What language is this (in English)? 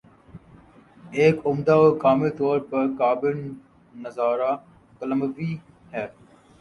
Urdu